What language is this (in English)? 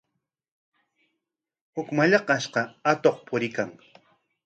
Corongo Ancash Quechua